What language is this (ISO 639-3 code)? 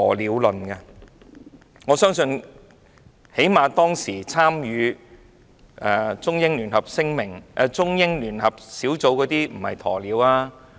yue